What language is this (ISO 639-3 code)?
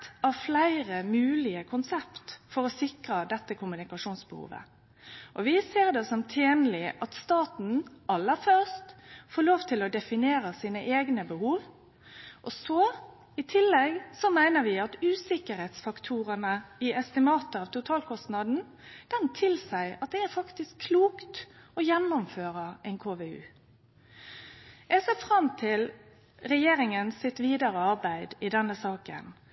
nno